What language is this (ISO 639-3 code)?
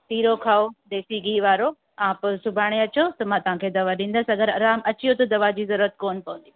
snd